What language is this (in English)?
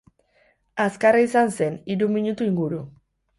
Basque